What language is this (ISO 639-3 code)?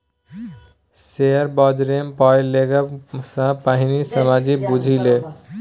mai